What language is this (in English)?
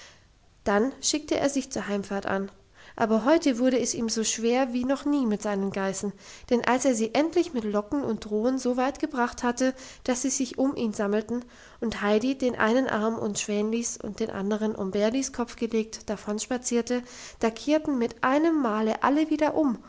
German